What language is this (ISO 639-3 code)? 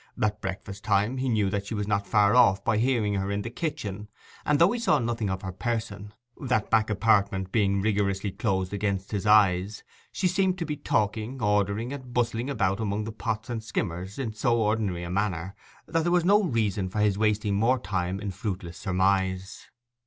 eng